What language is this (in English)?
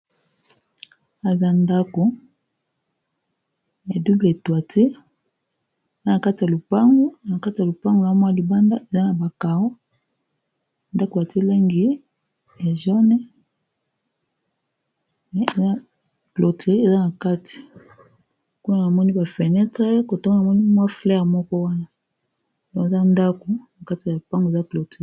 Lingala